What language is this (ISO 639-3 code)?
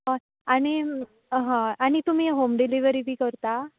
kok